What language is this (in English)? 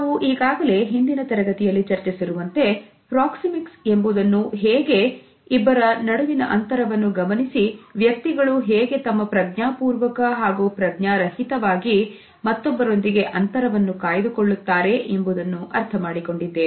Kannada